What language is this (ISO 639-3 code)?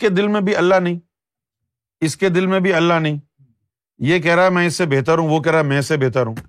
urd